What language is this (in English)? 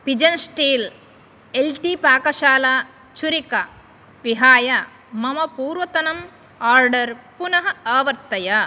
Sanskrit